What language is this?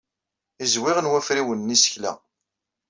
Kabyle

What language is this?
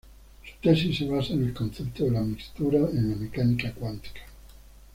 Spanish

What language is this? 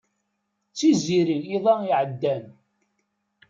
Kabyle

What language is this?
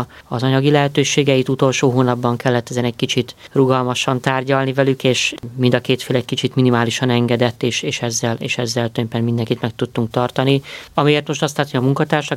Hungarian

